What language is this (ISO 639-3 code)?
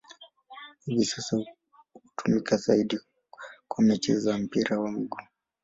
swa